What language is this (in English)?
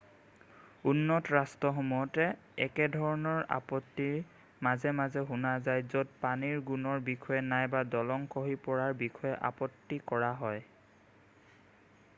Assamese